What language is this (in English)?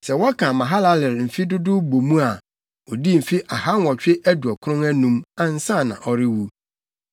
Akan